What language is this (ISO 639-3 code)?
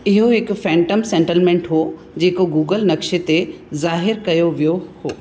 snd